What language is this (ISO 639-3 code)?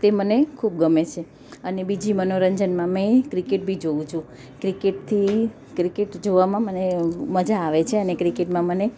guj